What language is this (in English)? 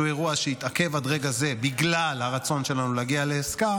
Hebrew